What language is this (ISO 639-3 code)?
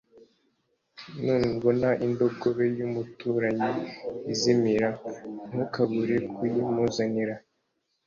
kin